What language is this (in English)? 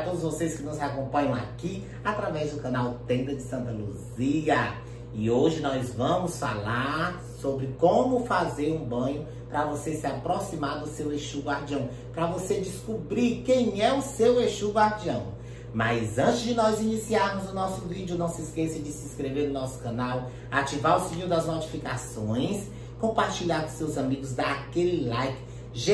Portuguese